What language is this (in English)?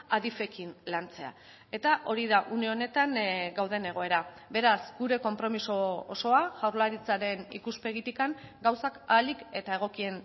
Basque